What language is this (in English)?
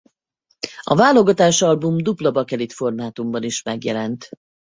Hungarian